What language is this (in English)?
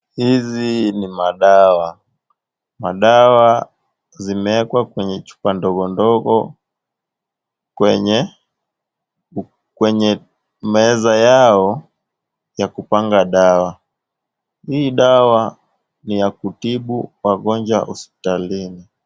Swahili